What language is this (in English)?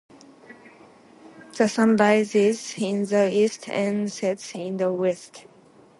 Japanese